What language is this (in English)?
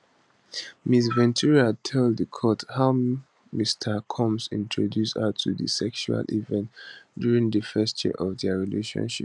Nigerian Pidgin